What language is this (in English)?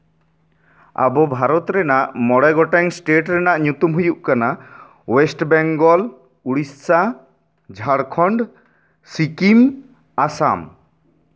Santali